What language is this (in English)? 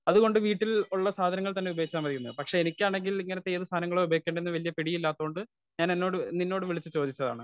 Malayalam